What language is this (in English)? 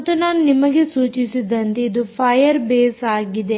Kannada